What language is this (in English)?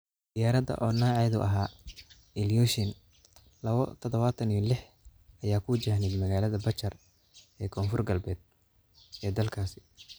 Somali